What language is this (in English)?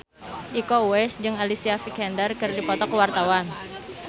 Sundanese